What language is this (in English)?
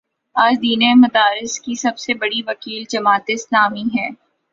Urdu